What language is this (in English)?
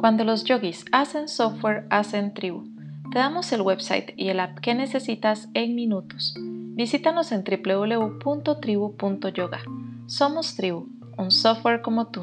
Spanish